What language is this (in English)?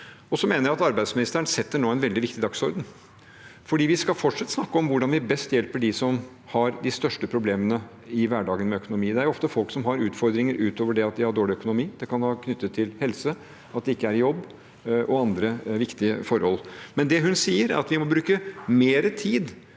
Norwegian